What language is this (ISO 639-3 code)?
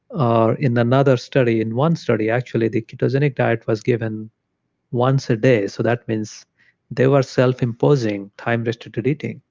eng